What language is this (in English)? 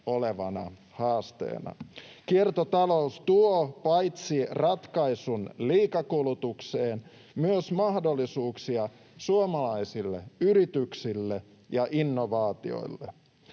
Finnish